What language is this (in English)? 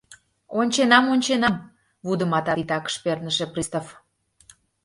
Mari